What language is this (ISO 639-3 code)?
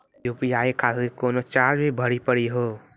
mai